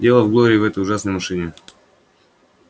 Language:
Russian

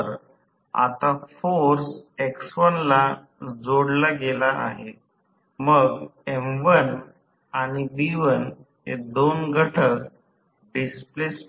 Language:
Marathi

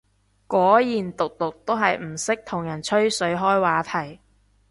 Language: Cantonese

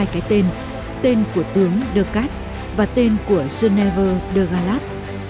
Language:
Vietnamese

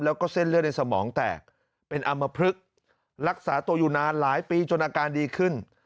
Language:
Thai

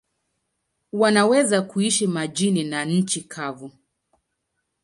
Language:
Swahili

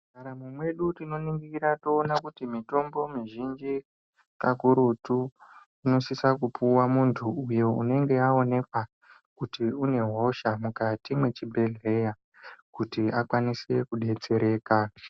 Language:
Ndau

